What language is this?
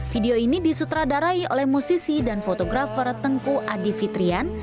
Indonesian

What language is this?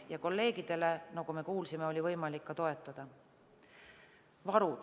Estonian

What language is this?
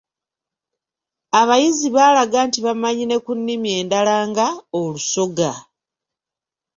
Ganda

